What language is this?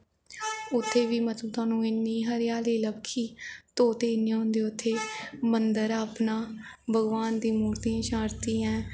Dogri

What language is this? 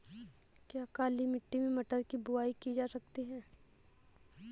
Hindi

